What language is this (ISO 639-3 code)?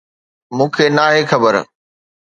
snd